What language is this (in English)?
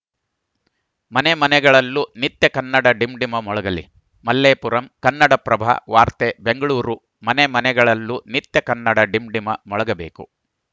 Kannada